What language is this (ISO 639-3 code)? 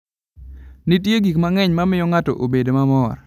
luo